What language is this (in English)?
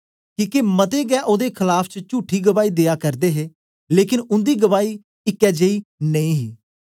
Dogri